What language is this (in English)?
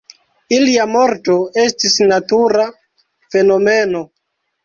Esperanto